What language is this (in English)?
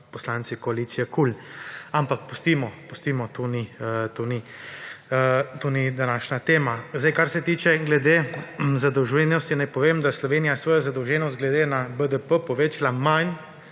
Slovenian